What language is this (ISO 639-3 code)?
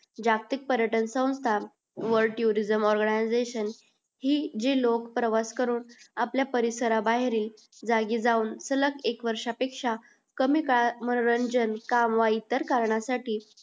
mar